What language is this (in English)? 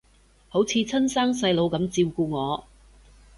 Cantonese